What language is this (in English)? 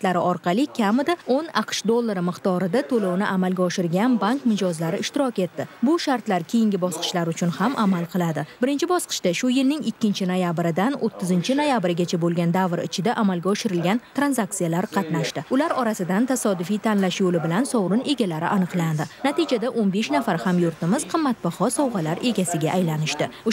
Indonesian